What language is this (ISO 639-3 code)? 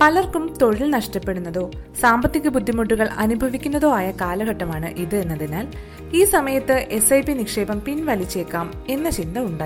mal